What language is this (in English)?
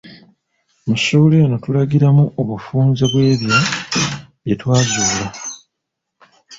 Ganda